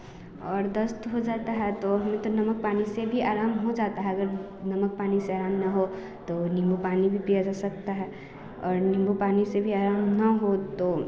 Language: Hindi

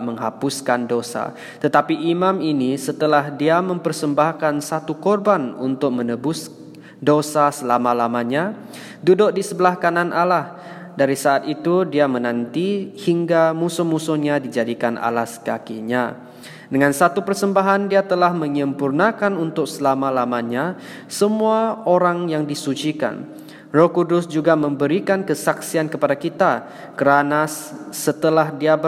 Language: Malay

